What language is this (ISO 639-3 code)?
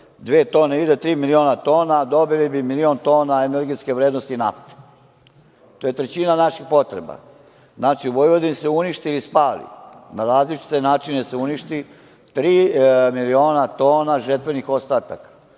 srp